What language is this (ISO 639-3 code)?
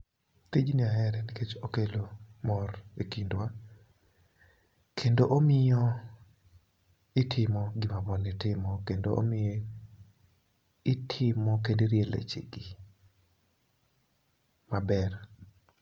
luo